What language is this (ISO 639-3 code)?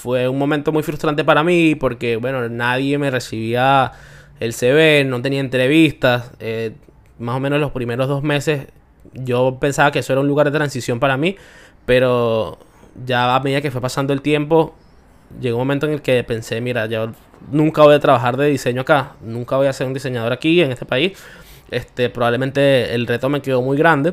spa